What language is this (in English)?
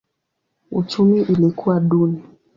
Swahili